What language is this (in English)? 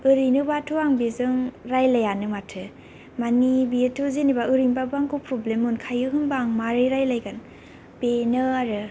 Bodo